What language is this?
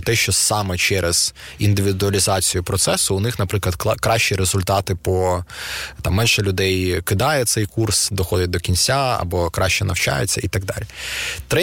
Ukrainian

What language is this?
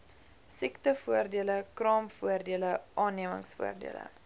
Afrikaans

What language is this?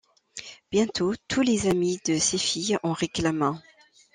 French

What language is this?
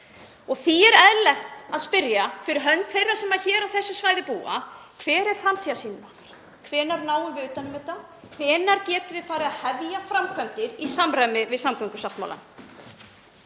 Icelandic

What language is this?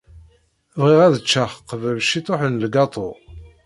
Kabyle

